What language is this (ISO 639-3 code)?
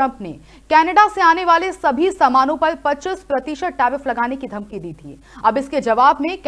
hin